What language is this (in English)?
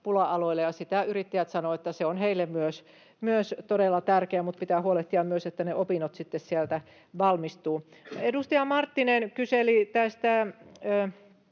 Finnish